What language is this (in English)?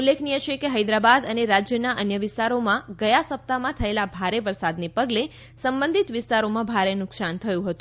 Gujarati